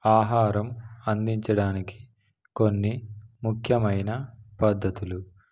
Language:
Telugu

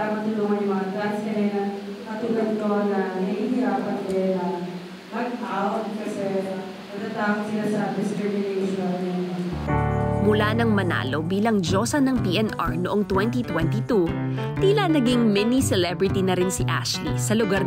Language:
Filipino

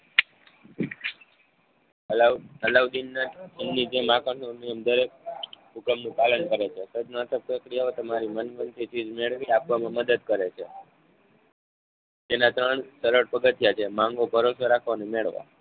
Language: Gujarati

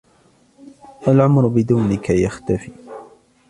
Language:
Arabic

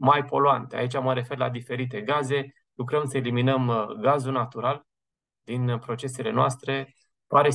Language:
Romanian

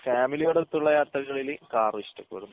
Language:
Malayalam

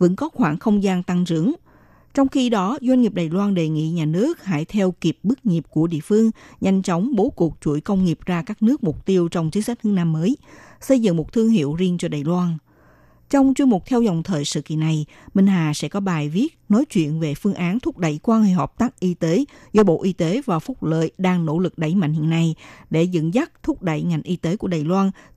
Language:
Vietnamese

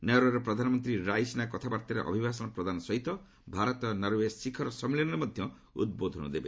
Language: Odia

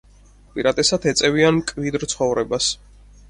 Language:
Georgian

